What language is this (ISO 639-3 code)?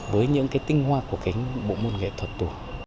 vie